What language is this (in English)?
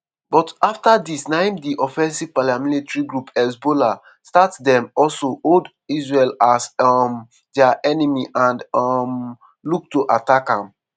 Nigerian Pidgin